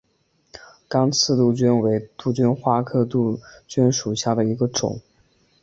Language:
Chinese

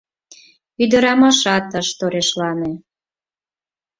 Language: Mari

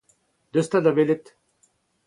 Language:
Breton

